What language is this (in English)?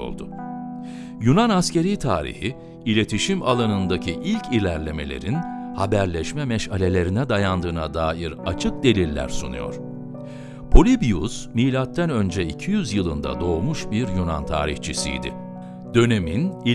Turkish